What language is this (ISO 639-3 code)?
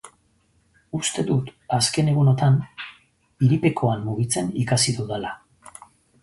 eus